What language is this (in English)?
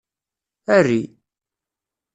Kabyle